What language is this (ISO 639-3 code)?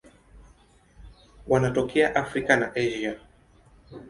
swa